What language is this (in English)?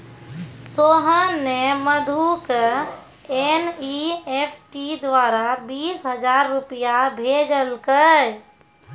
Maithili